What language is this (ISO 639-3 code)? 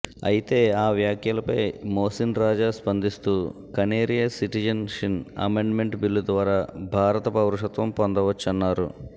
tel